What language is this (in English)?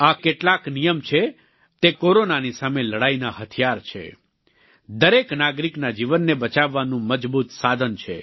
Gujarati